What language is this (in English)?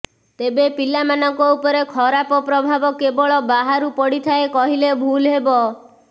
Odia